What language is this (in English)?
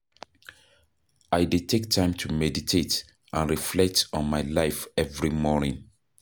Nigerian Pidgin